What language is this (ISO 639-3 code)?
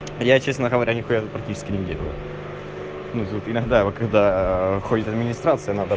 rus